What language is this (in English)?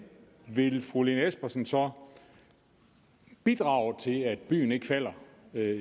Danish